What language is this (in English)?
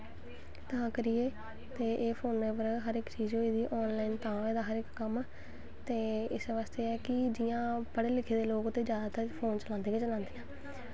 Dogri